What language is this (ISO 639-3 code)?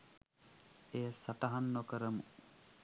sin